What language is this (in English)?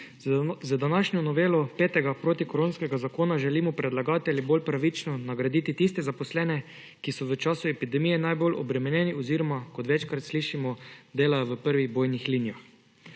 Slovenian